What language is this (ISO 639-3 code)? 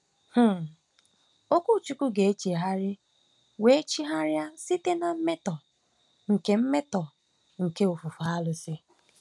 ibo